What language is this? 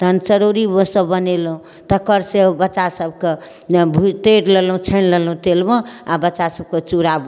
Maithili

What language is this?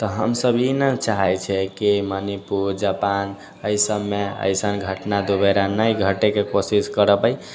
Maithili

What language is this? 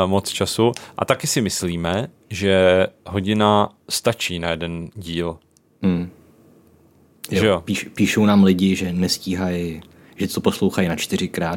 Czech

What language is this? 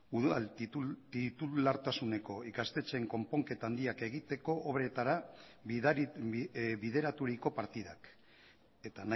Basque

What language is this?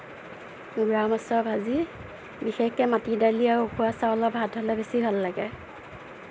Assamese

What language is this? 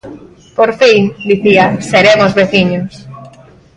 Galician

